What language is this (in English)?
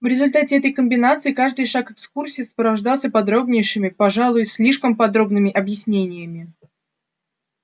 Russian